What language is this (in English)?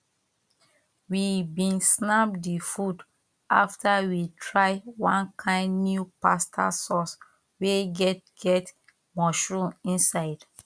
Nigerian Pidgin